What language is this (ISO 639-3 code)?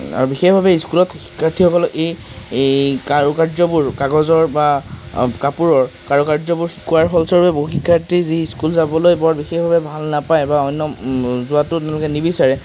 asm